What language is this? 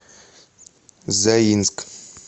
Russian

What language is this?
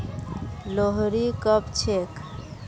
Magahi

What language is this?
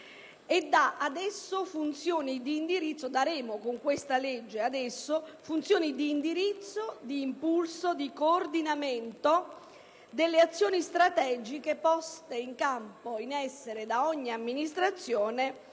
Italian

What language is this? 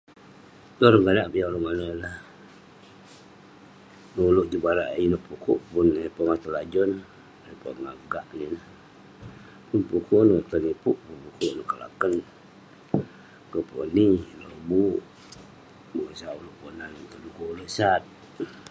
Western Penan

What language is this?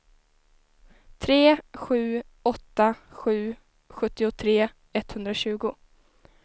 Swedish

